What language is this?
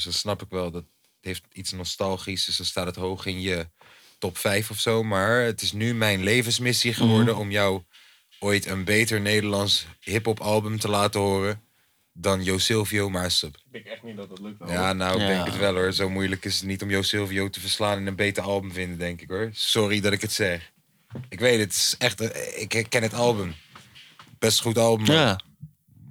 Dutch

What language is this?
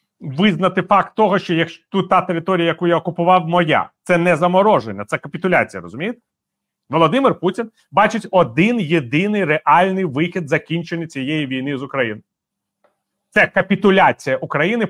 Ukrainian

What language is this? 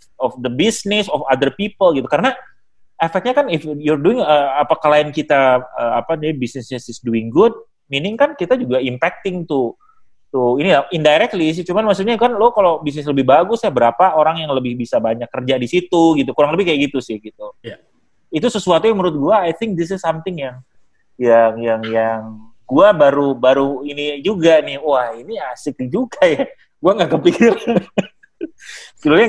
Indonesian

